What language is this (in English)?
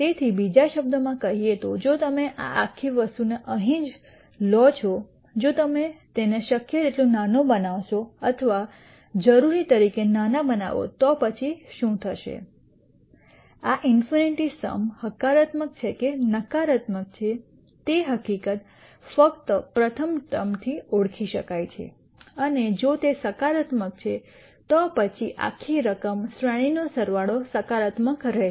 Gujarati